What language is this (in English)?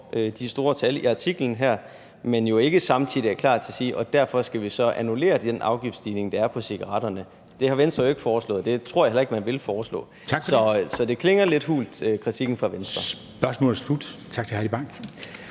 Danish